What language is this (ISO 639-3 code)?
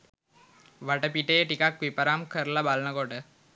sin